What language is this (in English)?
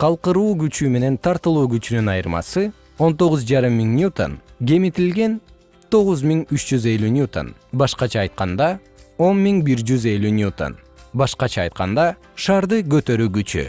Kyrgyz